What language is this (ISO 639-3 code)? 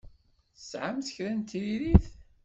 kab